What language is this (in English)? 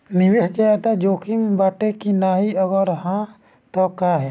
Bhojpuri